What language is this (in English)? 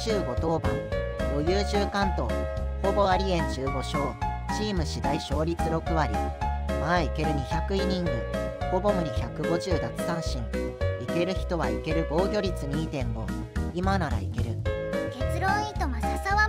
Japanese